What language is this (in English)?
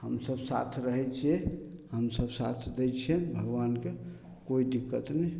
Maithili